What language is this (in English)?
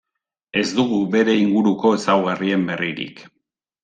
Basque